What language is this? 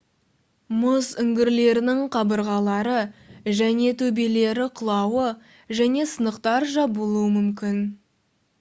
Kazakh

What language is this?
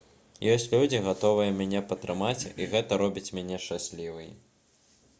Belarusian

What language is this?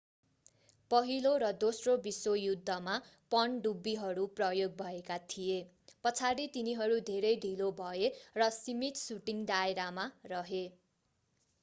Nepali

